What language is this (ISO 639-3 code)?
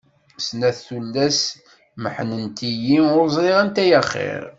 kab